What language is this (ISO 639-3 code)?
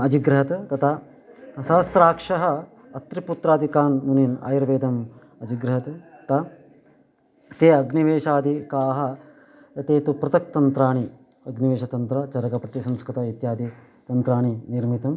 san